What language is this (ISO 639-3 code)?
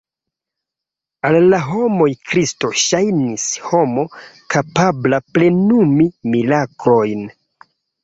epo